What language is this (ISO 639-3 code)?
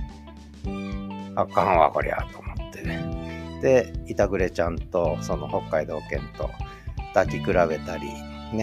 jpn